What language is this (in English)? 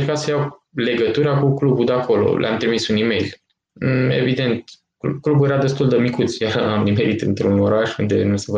Romanian